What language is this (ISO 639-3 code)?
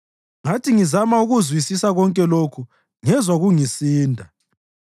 nde